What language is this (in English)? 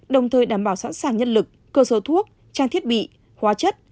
Vietnamese